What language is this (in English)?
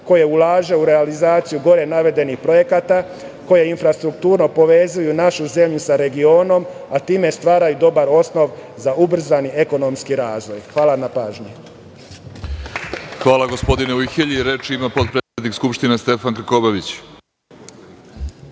Serbian